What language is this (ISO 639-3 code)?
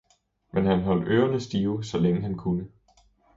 dan